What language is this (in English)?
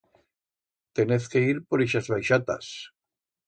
Aragonese